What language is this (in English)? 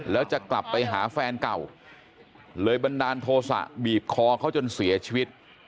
Thai